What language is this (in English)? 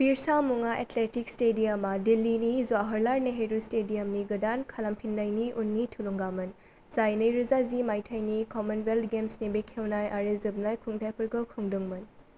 Bodo